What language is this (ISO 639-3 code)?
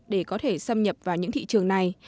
vie